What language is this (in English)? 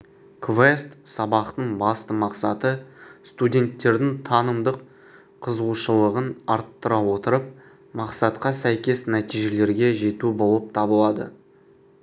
Kazakh